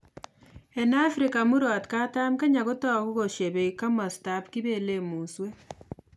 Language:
Kalenjin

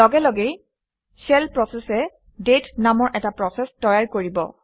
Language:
Assamese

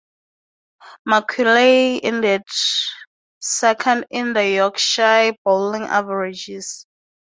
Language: English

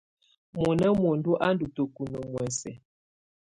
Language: Tunen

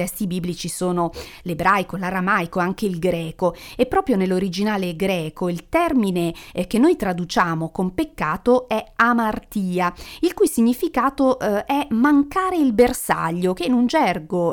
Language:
Italian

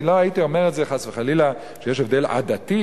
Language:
Hebrew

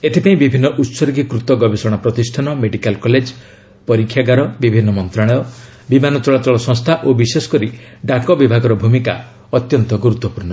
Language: Odia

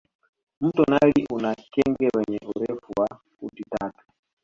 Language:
Swahili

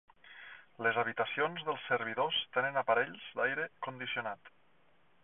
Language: Catalan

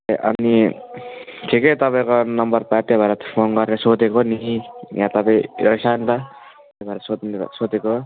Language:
Nepali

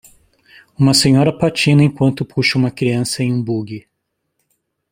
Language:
Portuguese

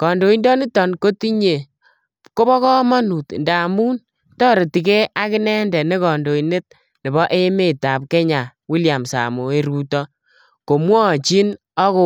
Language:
Kalenjin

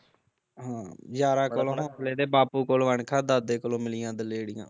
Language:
Punjabi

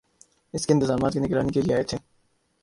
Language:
Urdu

